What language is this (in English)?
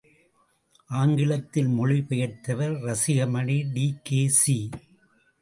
Tamil